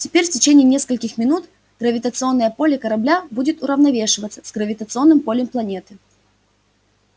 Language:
Russian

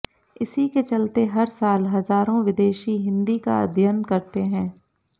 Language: Hindi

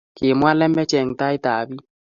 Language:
Kalenjin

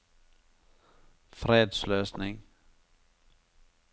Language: Norwegian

